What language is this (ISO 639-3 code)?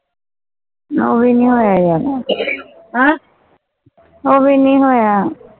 pan